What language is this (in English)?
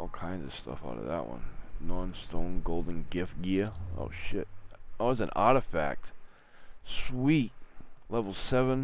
English